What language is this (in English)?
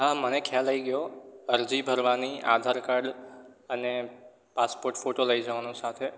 Gujarati